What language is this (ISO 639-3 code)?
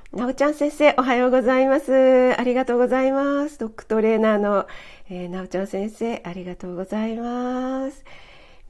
jpn